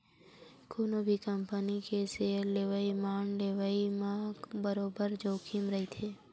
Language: Chhattisgarhi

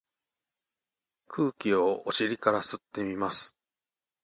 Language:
Japanese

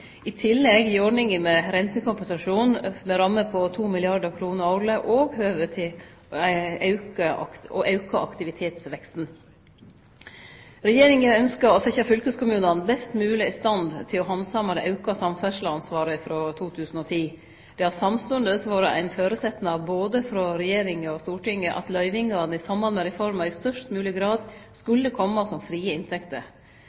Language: Norwegian Nynorsk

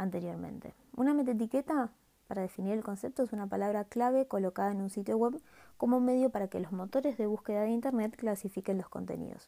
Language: Spanish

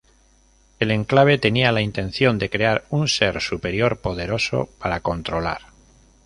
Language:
Spanish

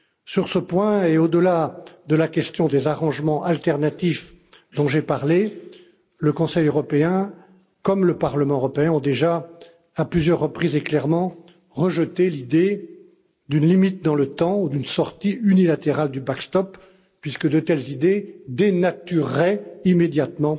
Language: French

